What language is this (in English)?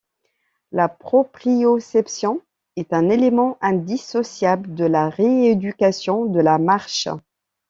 French